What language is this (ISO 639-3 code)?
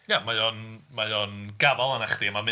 cym